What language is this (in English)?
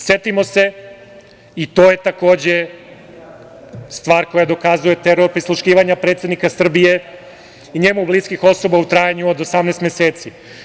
Serbian